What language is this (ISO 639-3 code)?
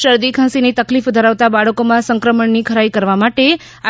guj